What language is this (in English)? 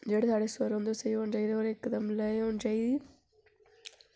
Dogri